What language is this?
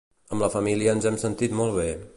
Catalan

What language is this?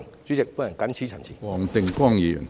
Cantonese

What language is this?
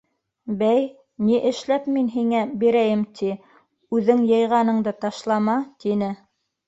Bashkir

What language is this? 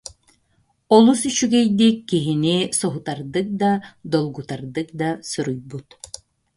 Yakut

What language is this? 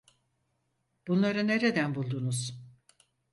Turkish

